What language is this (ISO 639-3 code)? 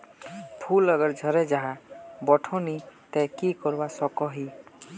mag